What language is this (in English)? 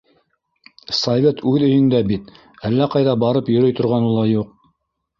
Bashkir